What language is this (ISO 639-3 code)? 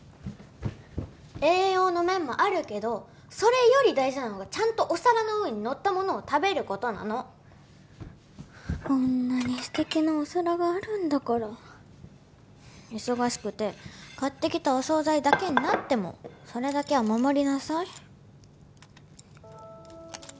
jpn